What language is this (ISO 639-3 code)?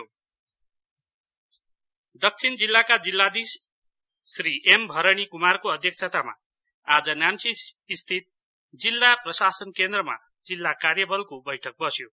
nep